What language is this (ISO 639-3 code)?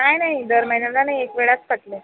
mar